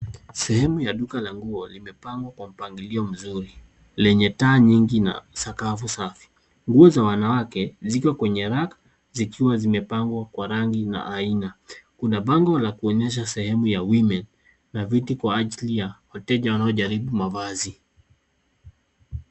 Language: Swahili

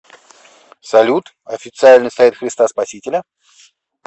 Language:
Russian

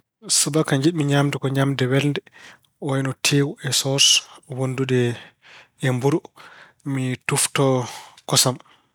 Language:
Fula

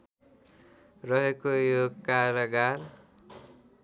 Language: Nepali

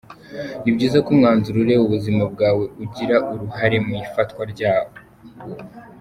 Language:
Kinyarwanda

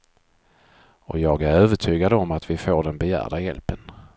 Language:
Swedish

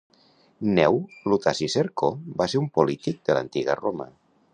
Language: Catalan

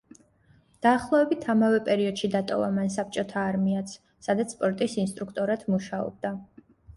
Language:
Georgian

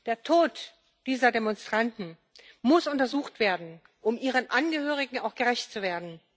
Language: German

